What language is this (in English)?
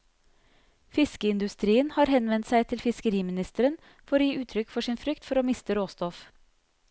Norwegian